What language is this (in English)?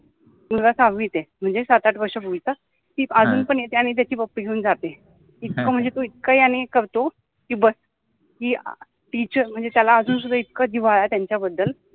Marathi